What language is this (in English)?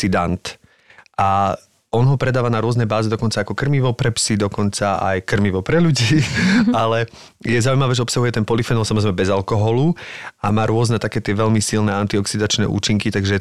Slovak